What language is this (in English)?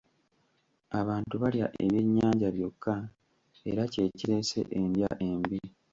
Ganda